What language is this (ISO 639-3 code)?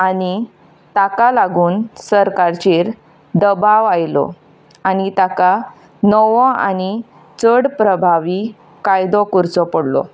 kok